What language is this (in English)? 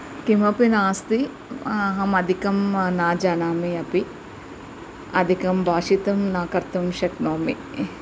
Sanskrit